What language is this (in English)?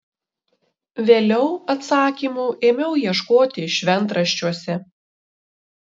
Lithuanian